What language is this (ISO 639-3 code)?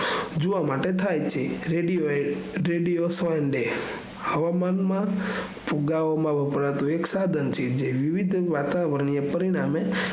guj